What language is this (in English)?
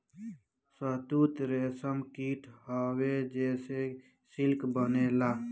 Bhojpuri